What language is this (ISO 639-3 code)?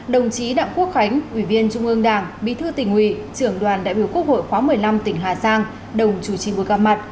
vie